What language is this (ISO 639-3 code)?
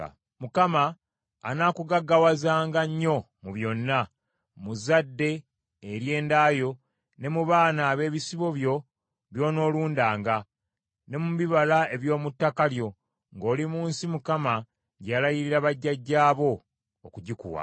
lug